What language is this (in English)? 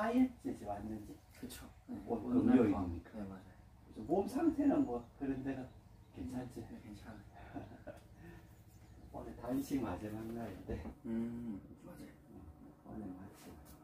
Korean